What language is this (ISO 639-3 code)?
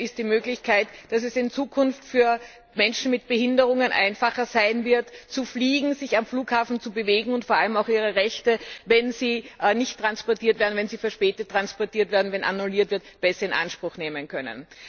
deu